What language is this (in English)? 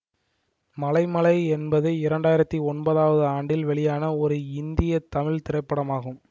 Tamil